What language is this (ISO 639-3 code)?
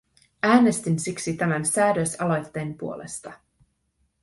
fin